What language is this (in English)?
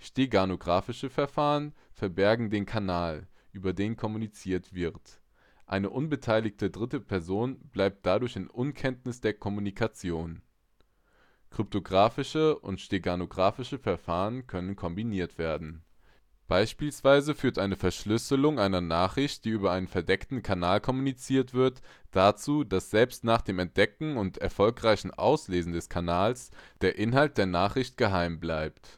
German